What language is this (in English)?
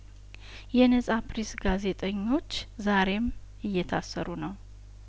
Amharic